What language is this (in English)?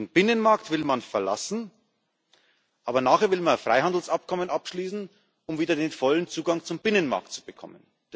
German